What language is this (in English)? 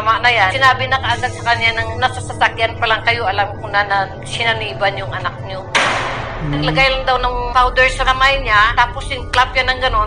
Filipino